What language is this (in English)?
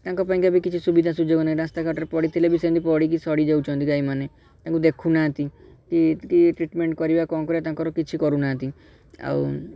Odia